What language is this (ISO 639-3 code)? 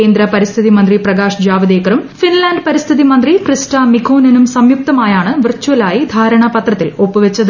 mal